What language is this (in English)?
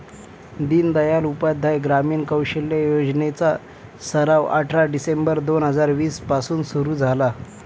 Marathi